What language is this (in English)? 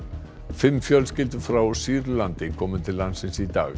Icelandic